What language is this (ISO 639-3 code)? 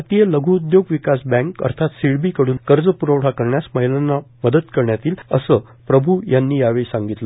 mar